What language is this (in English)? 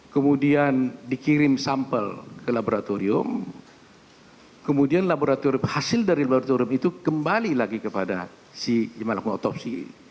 Indonesian